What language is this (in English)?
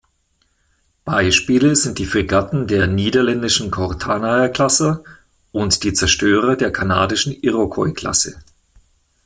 German